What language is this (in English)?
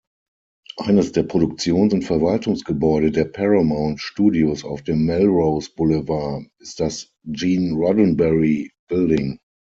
German